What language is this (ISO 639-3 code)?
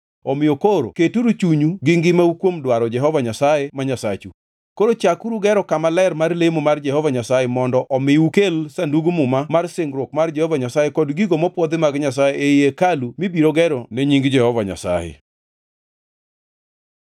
luo